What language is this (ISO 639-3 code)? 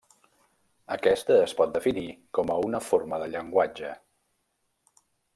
cat